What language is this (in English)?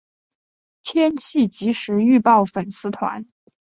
Chinese